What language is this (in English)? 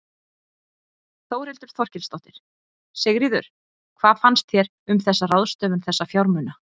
Icelandic